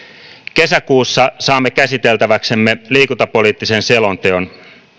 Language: Finnish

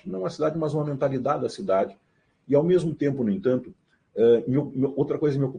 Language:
Portuguese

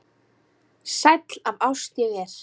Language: Icelandic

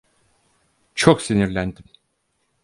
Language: Turkish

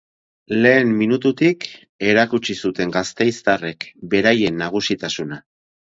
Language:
Basque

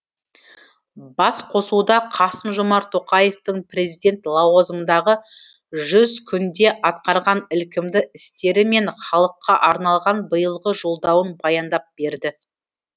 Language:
Kazakh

